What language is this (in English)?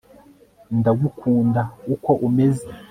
Kinyarwanda